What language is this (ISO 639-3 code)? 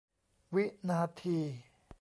tha